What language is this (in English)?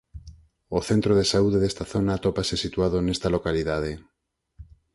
Galician